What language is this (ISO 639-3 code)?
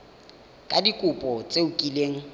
tsn